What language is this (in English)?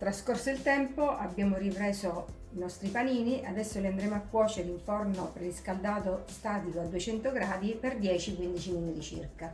Italian